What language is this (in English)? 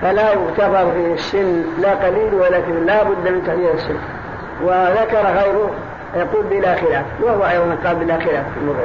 Arabic